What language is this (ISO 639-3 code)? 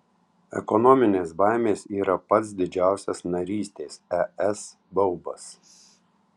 lit